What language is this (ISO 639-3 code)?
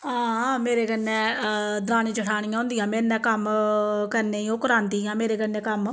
doi